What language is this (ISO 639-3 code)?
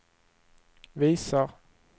swe